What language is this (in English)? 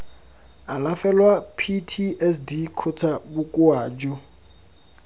Tswana